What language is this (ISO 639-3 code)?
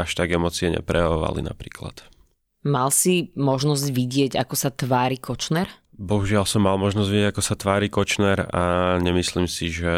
slk